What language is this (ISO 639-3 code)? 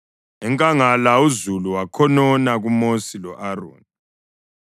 nde